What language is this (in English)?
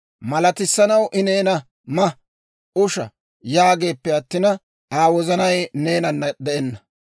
Dawro